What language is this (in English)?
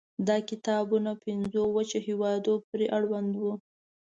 Pashto